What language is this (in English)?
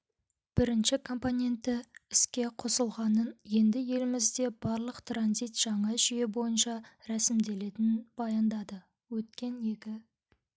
Kazakh